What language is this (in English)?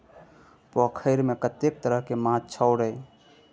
Maithili